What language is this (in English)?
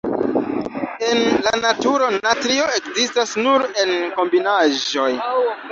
Esperanto